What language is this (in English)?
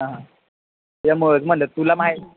Marathi